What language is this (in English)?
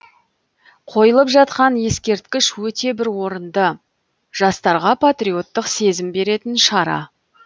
Kazakh